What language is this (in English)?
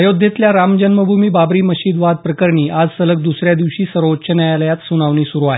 Marathi